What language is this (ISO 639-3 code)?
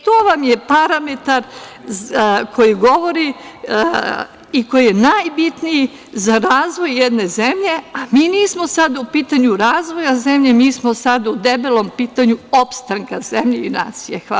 srp